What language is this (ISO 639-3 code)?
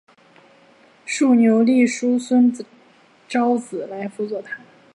zho